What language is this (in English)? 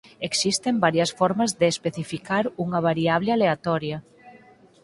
Galician